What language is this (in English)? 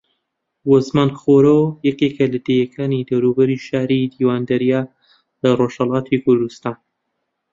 Central Kurdish